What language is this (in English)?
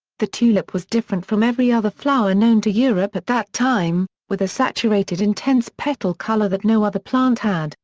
English